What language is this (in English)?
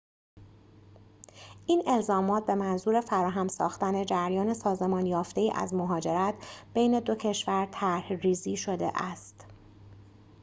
Persian